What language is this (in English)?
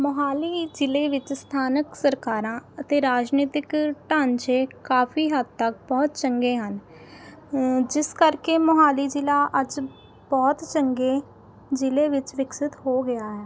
Punjabi